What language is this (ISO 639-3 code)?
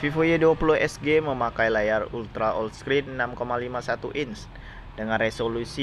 ind